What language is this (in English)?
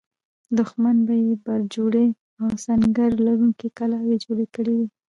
Pashto